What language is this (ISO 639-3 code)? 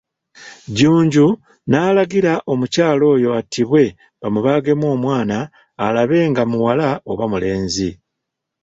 lug